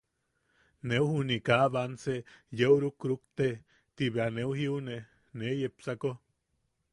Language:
Yaqui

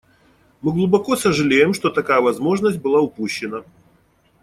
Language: Russian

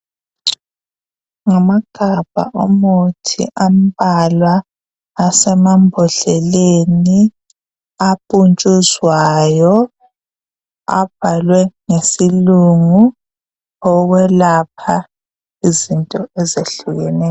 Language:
North Ndebele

